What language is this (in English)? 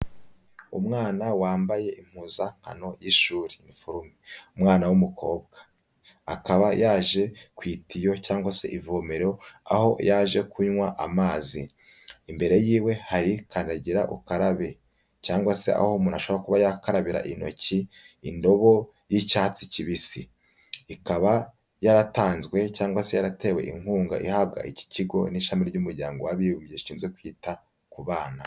Kinyarwanda